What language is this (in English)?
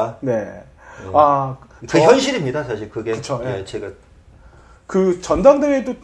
Korean